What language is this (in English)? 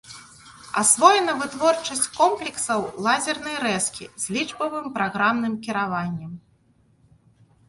Belarusian